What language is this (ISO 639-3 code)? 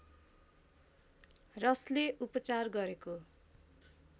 nep